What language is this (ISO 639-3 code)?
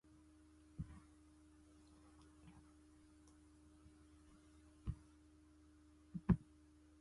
zho